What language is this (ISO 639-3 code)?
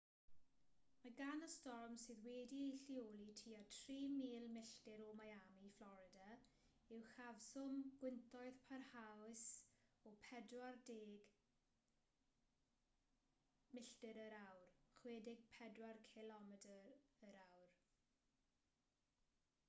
cym